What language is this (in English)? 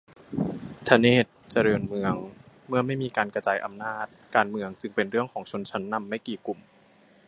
Thai